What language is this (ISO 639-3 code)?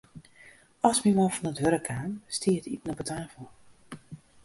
fry